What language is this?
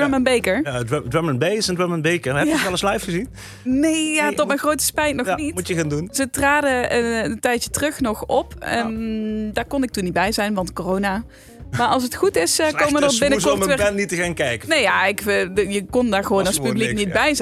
Dutch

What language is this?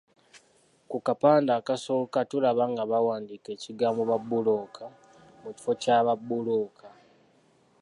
Ganda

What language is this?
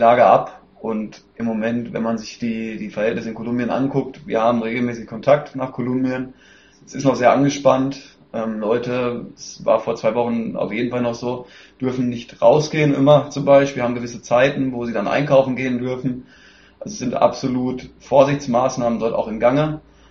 German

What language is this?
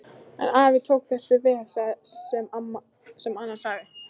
Icelandic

